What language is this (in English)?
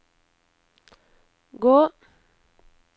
Norwegian